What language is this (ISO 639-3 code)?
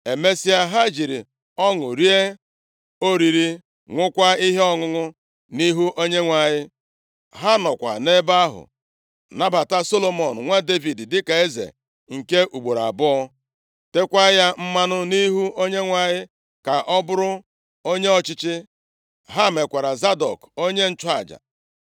ibo